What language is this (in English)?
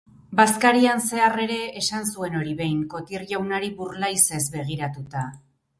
Basque